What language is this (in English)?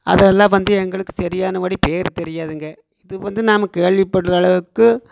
Tamil